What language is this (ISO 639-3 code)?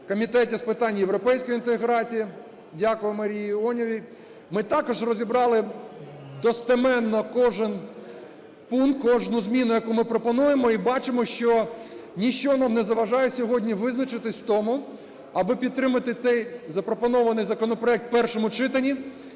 ukr